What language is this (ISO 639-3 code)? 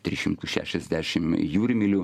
lit